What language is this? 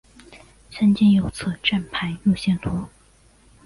Chinese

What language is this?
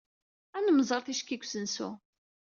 Kabyle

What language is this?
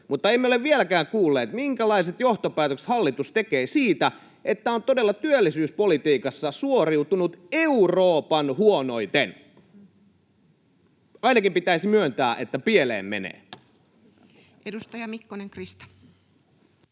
Finnish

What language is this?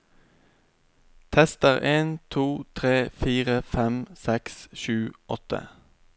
Norwegian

